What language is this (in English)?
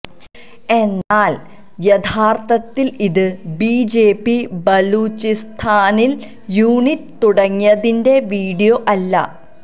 Malayalam